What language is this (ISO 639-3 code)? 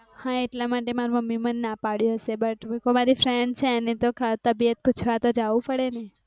guj